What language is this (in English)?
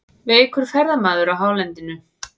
Icelandic